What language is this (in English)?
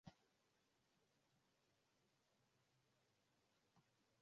Swahili